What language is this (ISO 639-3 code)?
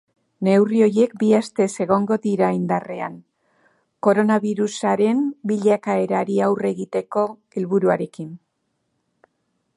eus